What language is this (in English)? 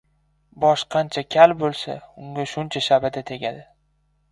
Uzbek